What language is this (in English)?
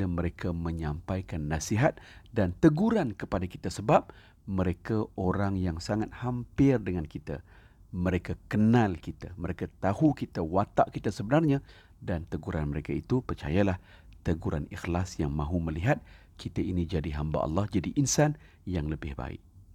Malay